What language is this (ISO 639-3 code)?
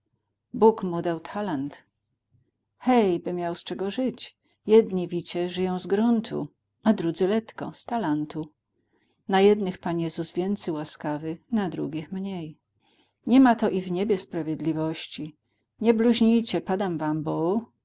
pol